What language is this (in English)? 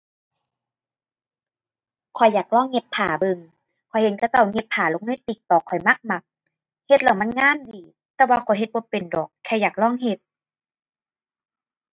Thai